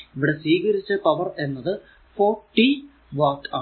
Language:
Malayalam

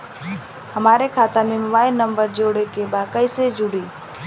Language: Bhojpuri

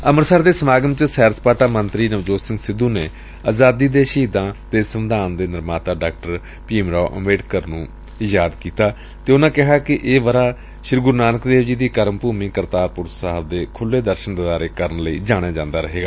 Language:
Punjabi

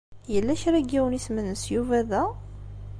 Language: Kabyle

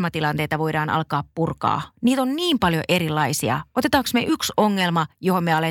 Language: Finnish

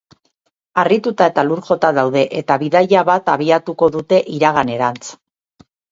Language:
Basque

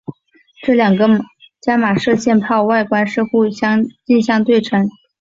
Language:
Chinese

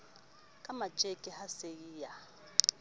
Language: Southern Sotho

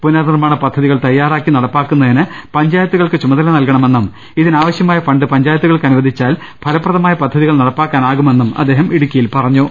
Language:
Malayalam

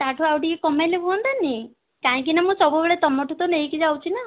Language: Odia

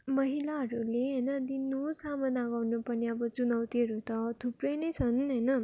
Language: Nepali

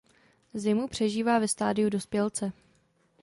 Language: Czech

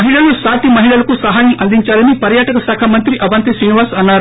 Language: Telugu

